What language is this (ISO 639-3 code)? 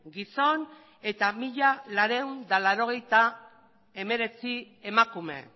eus